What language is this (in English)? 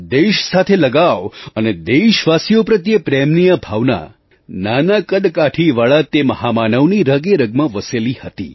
Gujarati